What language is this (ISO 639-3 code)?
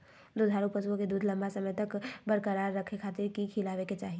mag